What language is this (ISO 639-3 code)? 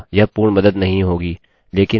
hin